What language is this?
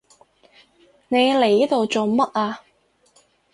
Cantonese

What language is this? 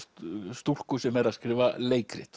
Icelandic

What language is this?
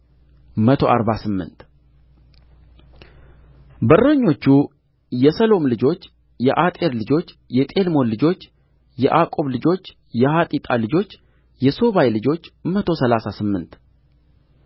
Amharic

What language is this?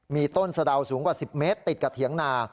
Thai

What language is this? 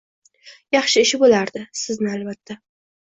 Uzbek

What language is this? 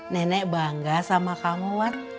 Indonesian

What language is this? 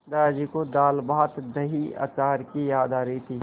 Hindi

